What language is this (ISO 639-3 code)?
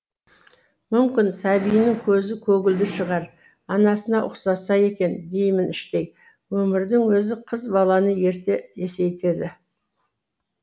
kaz